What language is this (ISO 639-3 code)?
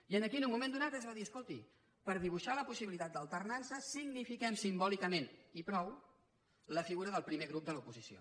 cat